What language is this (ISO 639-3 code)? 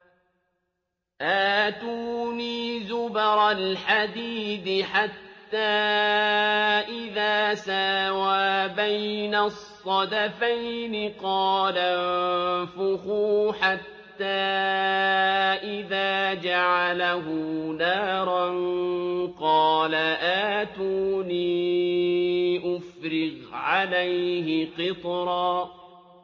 ara